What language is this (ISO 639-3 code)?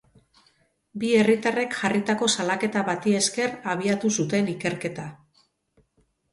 eus